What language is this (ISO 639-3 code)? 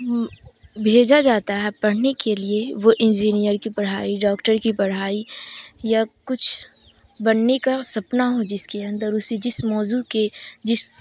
urd